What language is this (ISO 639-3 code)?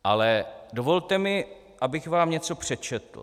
ces